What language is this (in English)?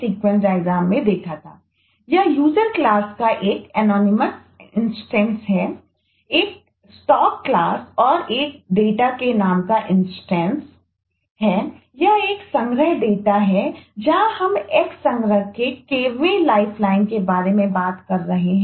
Hindi